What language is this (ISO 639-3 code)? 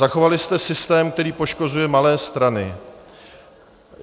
ces